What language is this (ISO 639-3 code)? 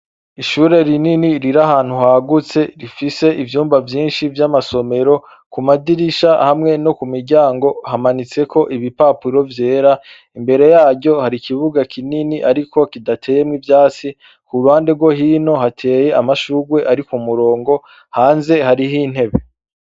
run